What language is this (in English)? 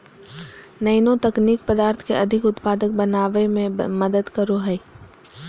Magahi